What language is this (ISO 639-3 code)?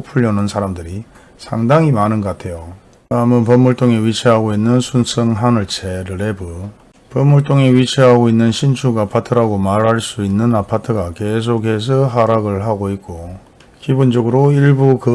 kor